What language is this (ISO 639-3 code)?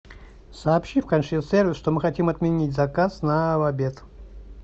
rus